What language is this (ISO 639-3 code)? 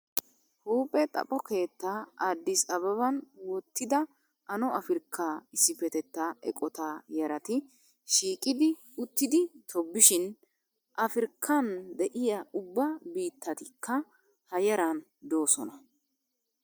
wal